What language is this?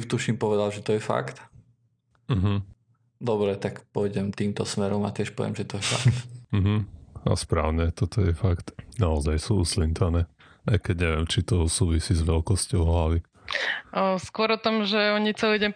Slovak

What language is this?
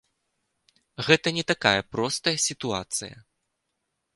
Belarusian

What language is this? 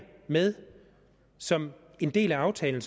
Danish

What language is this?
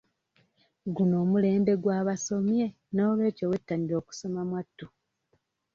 Ganda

